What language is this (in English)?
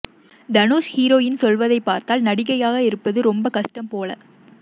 Tamil